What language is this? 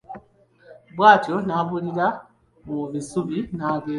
Ganda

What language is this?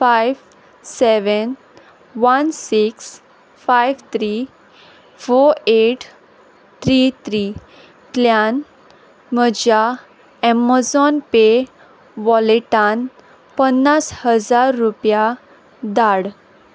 Konkani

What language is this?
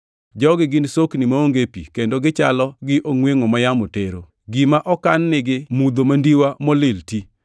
Luo (Kenya and Tanzania)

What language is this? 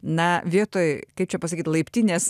Lithuanian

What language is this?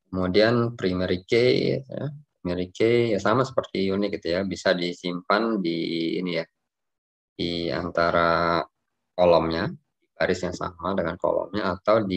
Indonesian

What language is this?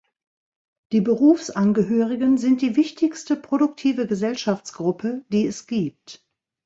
German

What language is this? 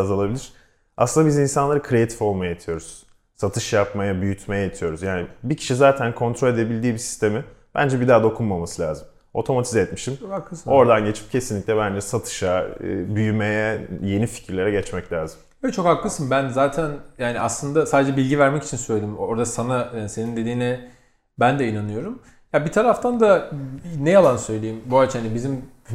Turkish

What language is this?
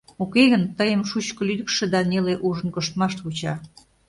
Mari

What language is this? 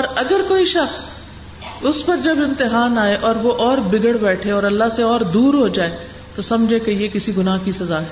Urdu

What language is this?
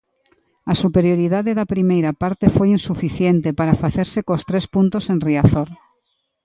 Galician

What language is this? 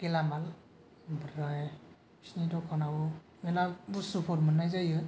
Bodo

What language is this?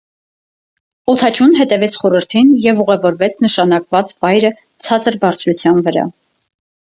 Armenian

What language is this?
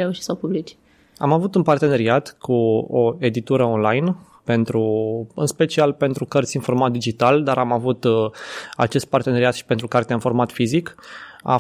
Romanian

